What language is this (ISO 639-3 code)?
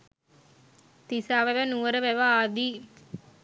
sin